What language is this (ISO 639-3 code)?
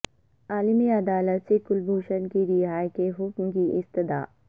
urd